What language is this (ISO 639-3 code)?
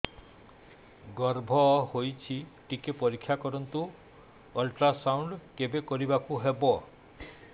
ori